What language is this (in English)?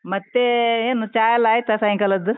Kannada